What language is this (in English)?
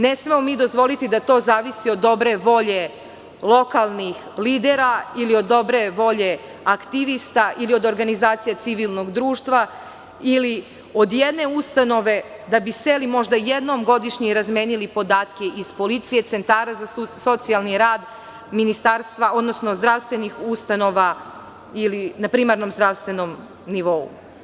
Serbian